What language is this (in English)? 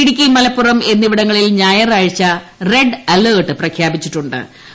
Malayalam